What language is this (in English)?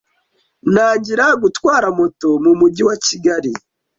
Kinyarwanda